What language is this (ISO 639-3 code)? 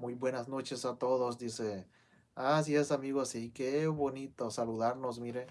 spa